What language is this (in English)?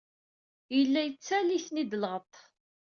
Kabyle